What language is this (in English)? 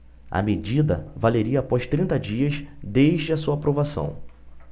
Portuguese